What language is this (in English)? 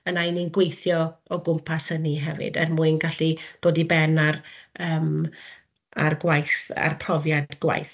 Welsh